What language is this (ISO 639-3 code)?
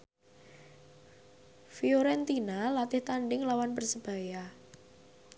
jav